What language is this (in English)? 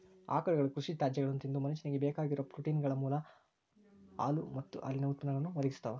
Kannada